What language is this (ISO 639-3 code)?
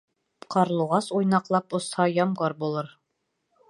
bak